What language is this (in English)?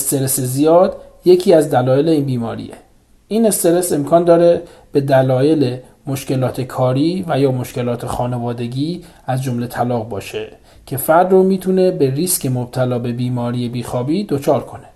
Persian